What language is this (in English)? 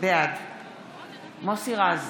Hebrew